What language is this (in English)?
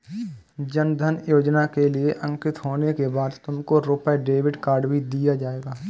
Hindi